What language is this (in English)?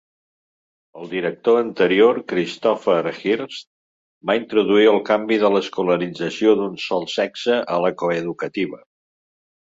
Catalan